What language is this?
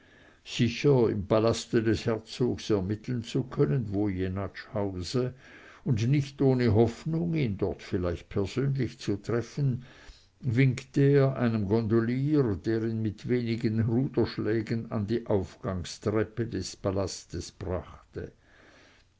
German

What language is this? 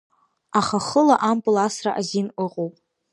Abkhazian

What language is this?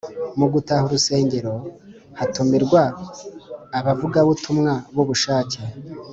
Kinyarwanda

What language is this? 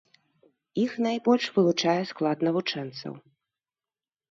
Belarusian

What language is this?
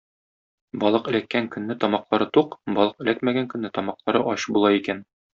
Tatar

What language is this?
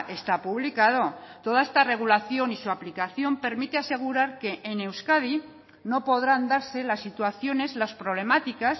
Spanish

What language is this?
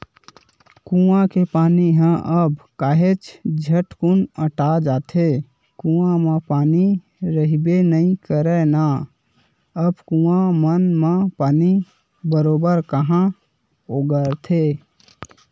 Chhattisgarhi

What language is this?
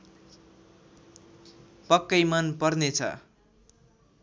Nepali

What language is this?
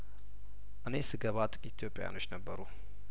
Amharic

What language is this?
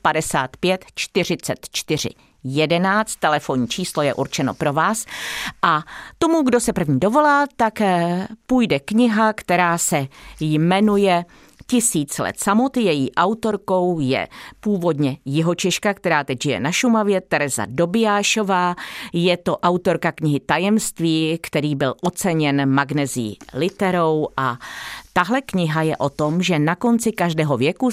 Czech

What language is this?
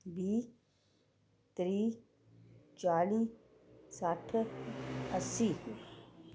Dogri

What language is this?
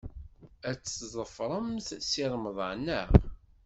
Kabyle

